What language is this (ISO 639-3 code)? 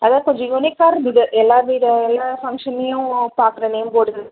tam